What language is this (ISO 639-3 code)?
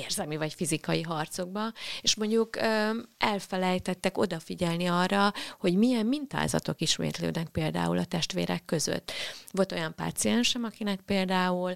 hun